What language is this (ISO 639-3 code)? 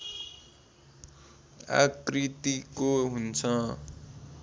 nep